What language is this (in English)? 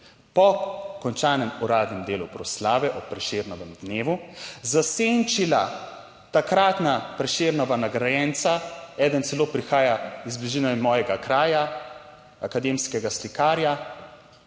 Slovenian